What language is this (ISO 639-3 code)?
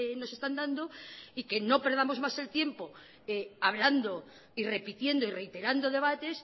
spa